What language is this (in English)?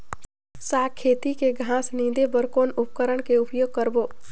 Chhattisgarhi